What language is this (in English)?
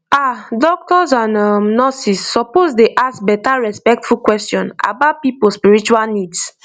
Nigerian Pidgin